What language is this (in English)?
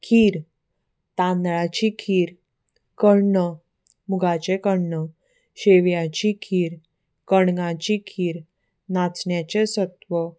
Konkani